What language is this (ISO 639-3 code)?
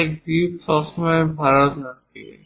ben